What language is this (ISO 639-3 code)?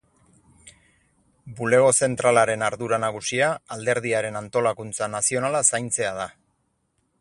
eus